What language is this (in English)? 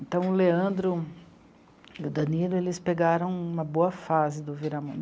Portuguese